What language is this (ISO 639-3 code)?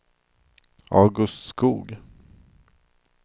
swe